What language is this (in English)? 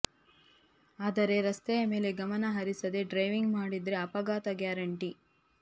Kannada